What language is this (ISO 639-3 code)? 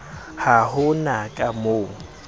sot